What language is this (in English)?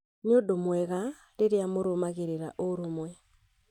Kikuyu